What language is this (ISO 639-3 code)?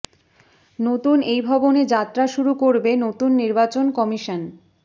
ben